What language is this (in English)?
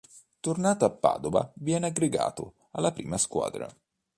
Italian